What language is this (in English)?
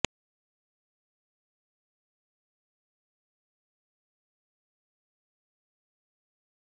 Gujarati